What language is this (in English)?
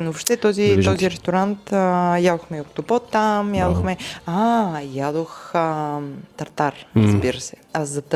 Bulgarian